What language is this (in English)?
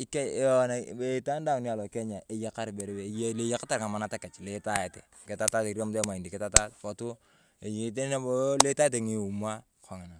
Turkana